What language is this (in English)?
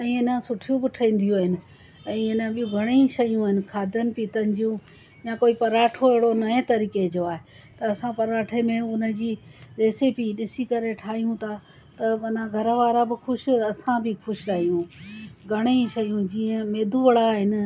Sindhi